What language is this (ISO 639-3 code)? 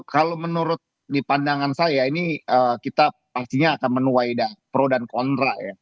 ind